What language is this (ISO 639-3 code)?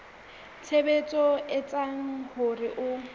sot